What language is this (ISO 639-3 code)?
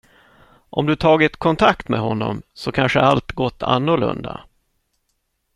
swe